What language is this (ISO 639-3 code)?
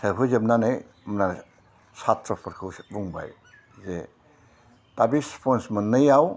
brx